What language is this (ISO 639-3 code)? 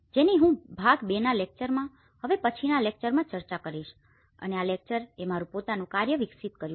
guj